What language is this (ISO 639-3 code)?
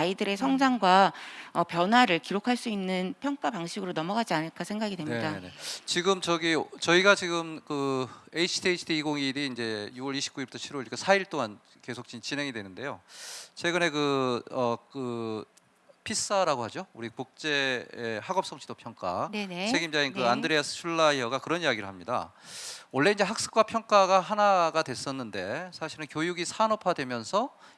kor